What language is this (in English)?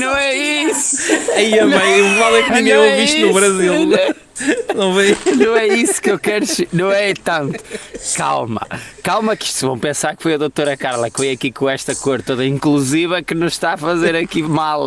Portuguese